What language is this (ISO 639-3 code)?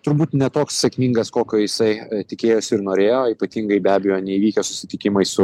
lit